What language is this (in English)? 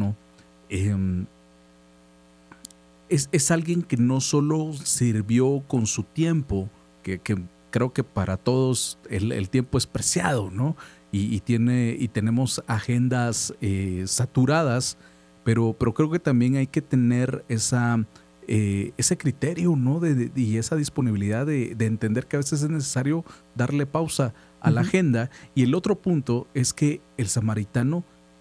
Spanish